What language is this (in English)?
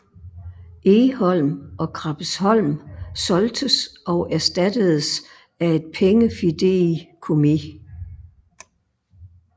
Danish